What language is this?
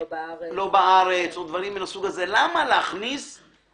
Hebrew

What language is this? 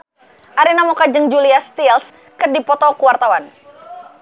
Sundanese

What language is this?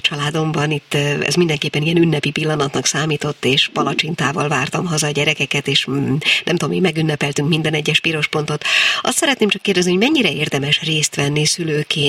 Hungarian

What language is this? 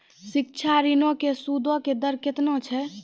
Maithili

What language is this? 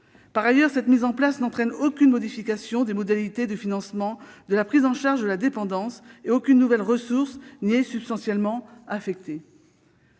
French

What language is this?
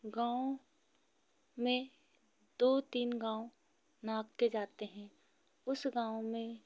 Hindi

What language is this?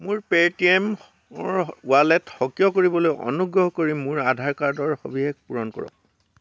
Assamese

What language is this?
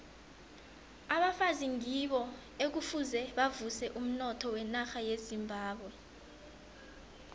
South Ndebele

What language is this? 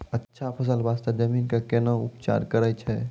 Maithili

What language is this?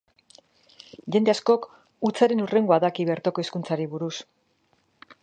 Basque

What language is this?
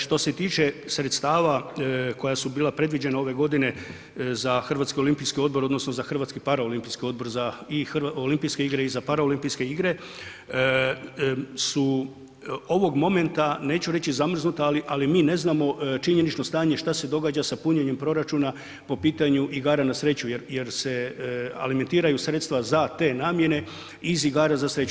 Croatian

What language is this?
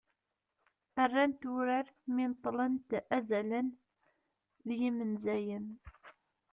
Kabyle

